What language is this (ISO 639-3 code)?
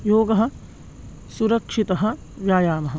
san